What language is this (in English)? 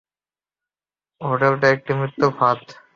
Bangla